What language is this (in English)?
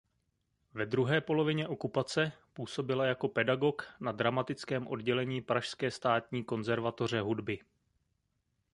Czech